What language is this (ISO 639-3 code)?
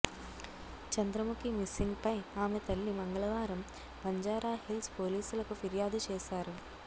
tel